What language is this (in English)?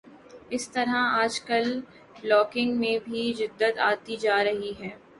Urdu